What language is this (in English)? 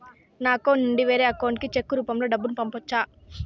Telugu